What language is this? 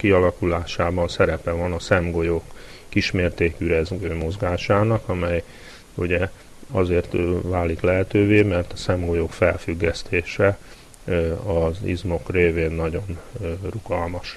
Hungarian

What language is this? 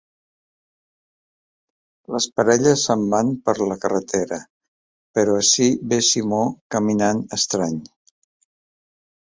Catalan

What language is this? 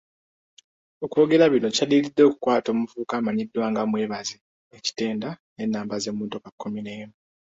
Ganda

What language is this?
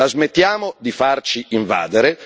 Italian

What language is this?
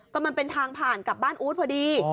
Thai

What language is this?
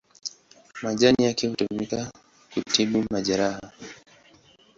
Swahili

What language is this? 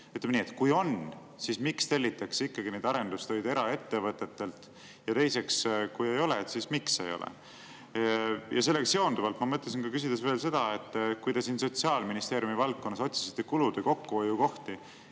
Estonian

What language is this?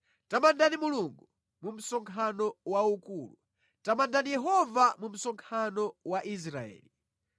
Nyanja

